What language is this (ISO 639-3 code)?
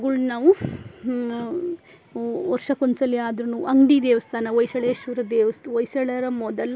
kan